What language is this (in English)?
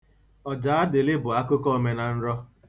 Igbo